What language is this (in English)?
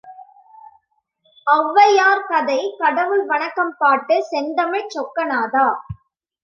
Tamil